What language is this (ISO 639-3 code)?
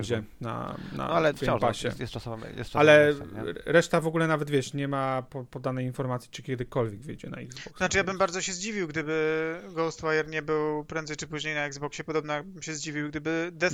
pol